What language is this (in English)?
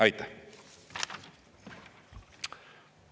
Estonian